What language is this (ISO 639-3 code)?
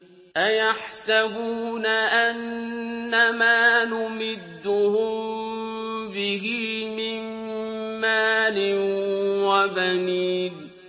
ara